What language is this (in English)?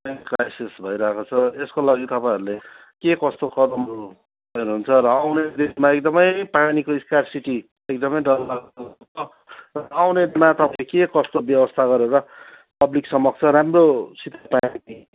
Nepali